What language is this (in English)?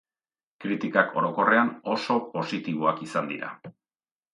Basque